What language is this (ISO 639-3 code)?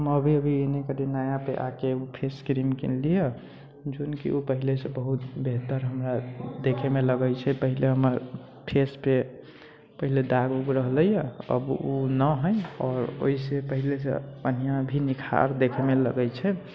mai